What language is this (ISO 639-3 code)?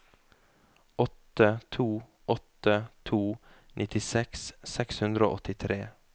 nor